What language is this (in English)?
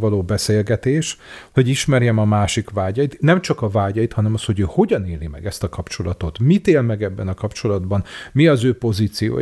Hungarian